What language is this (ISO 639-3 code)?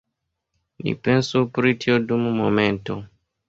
epo